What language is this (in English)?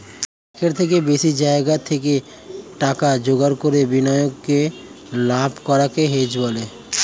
Bangla